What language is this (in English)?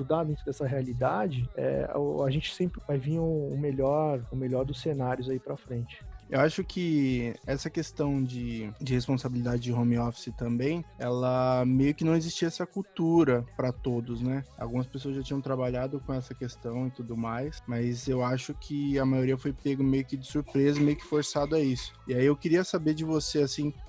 Portuguese